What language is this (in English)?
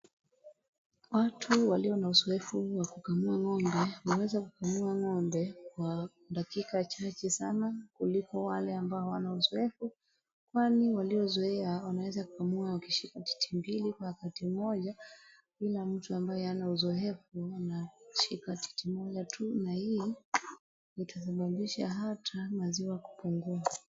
Swahili